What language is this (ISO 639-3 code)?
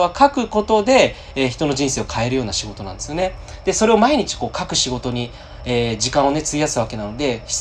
jpn